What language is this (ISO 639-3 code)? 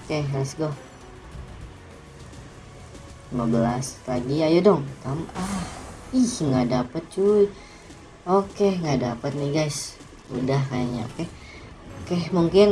ind